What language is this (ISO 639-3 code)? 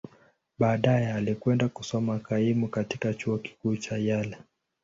swa